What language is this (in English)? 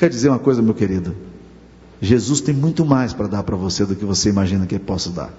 Portuguese